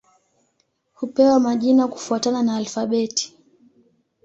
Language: Swahili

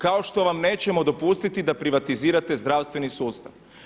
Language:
Croatian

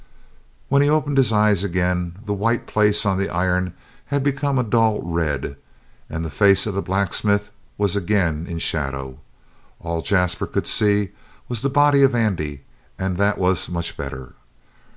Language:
English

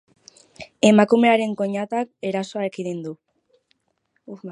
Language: Basque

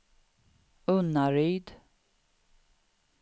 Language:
Swedish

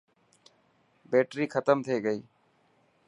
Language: Dhatki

